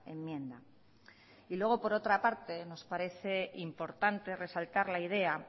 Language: Spanish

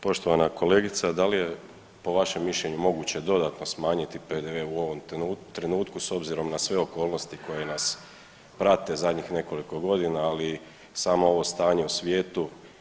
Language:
Croatian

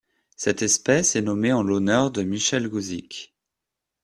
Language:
French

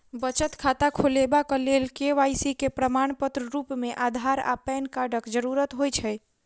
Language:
Maithili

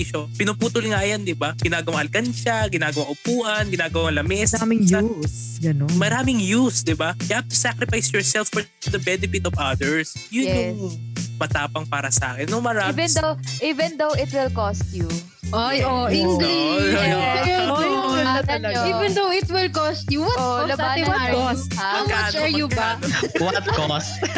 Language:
Filipino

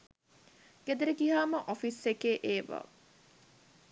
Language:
Sinhala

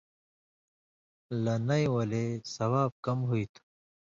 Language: Indus Kohistani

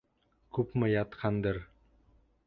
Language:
Bashkir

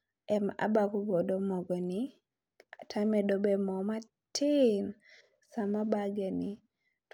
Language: Luo (Kenya and Tanzania)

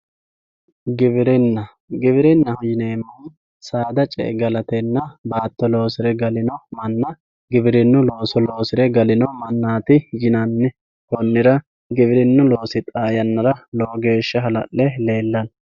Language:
Sidamo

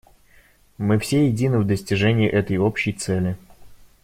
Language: Russian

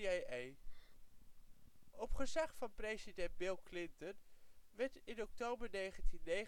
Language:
Dutch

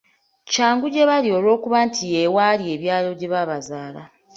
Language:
Ganda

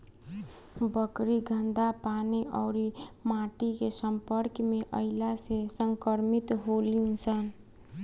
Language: Bhojpuri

